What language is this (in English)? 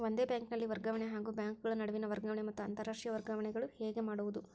Kannada